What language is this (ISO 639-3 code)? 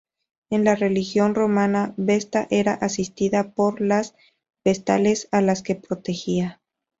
spa